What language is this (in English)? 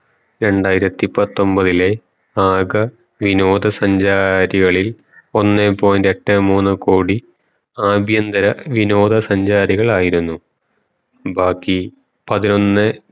Malayalam